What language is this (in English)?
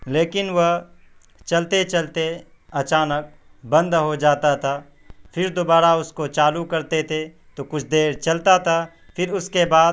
Urdu